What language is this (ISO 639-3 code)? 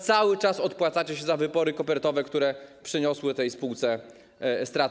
pol